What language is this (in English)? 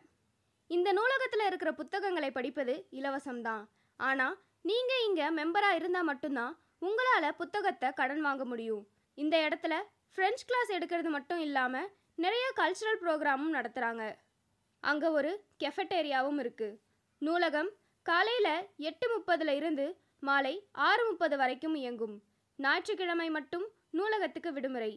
Tamil